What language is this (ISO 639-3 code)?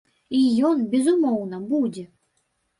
bel